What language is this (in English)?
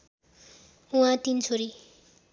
Nepali